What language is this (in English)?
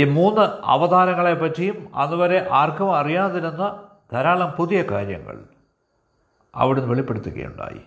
Malayalam